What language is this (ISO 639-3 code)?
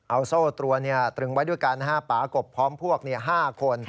tha